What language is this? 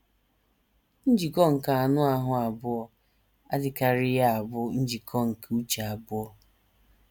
Igbo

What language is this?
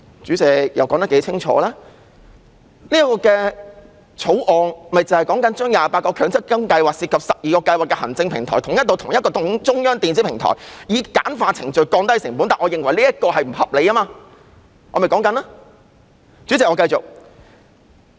Cantonese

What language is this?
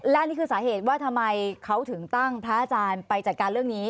Thai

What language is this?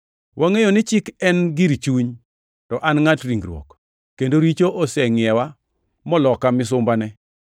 Luo (Kenya and Tanzania)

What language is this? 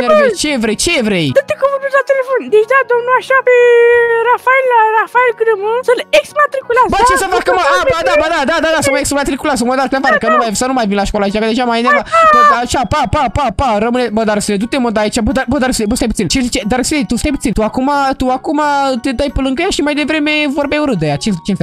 Romanian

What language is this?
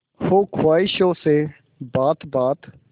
Hindi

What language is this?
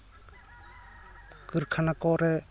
Santali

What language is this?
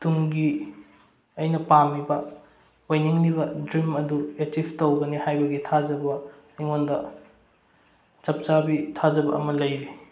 Manipuri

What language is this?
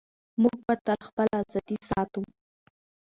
Pashto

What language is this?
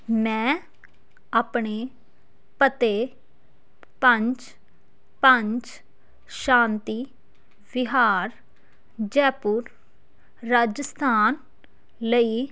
Punjabi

